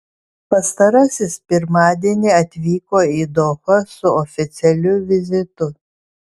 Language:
Lithuanian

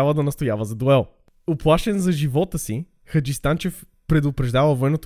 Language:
Bulgarian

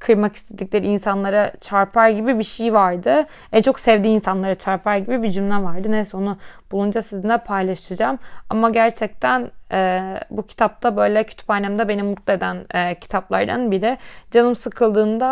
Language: Turkish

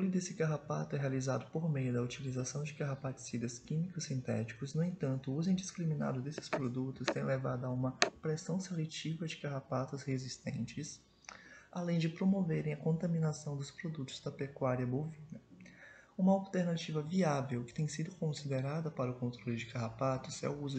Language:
Portuguese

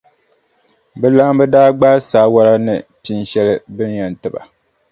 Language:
Dagbani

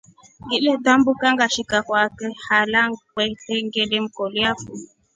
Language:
Rombo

